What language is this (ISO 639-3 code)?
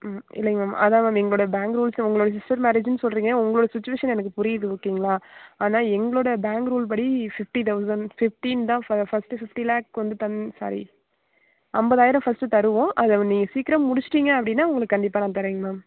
tam